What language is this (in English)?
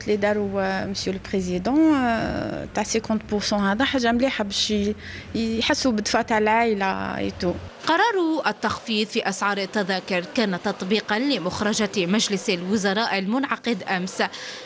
Arabic